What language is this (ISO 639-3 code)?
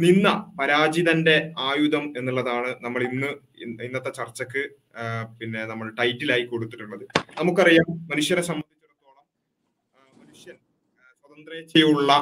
mal